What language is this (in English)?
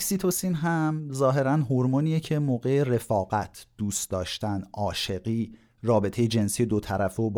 Persian